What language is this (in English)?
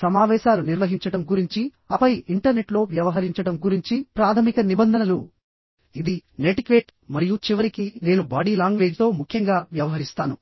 Telugu